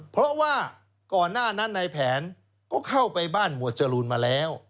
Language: Thai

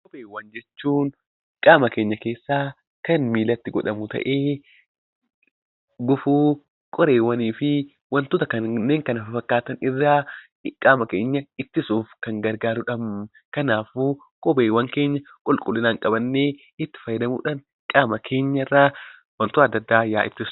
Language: Oromo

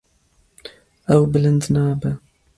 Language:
Kurdish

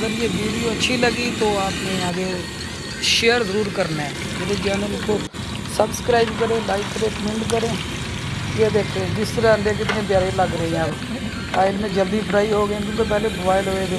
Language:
Urdu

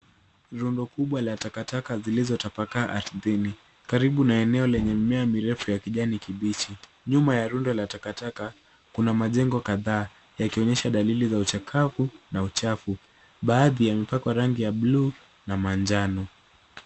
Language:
Swahili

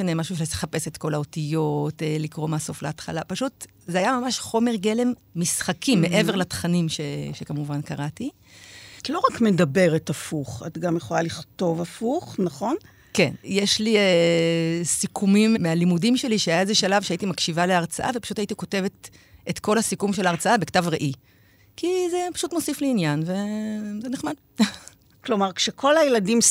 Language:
Hebrew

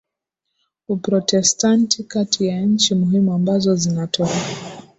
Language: Swahili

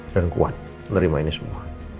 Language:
Indonesian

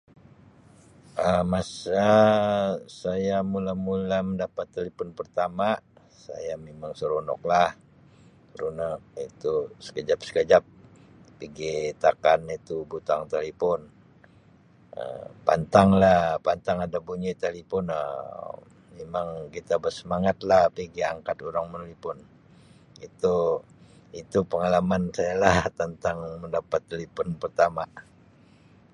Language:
Sabah Malay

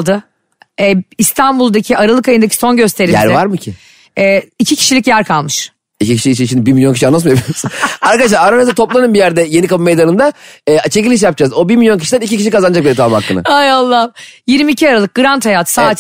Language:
Turkish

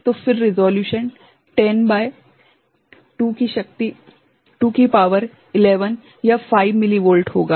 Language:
Hindi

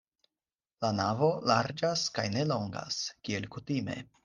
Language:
Esperanto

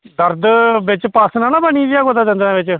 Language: Dogri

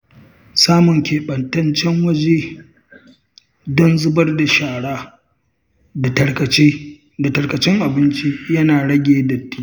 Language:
Hausa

